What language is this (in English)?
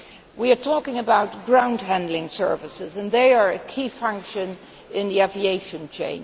English